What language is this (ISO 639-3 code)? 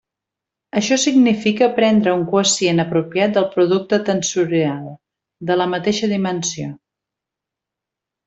cat